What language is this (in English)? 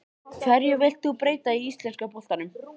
Icelandic